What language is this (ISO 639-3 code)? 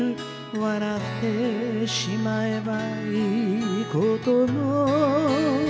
jpn